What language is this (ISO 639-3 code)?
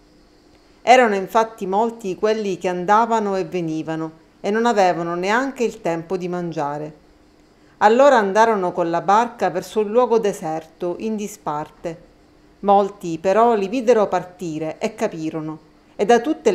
ita